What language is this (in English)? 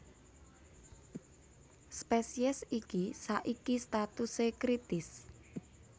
Javanese